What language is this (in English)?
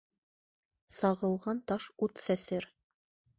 Bashkir